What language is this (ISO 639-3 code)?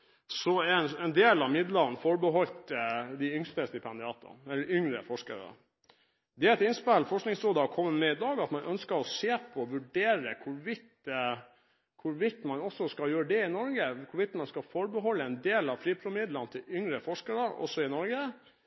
nob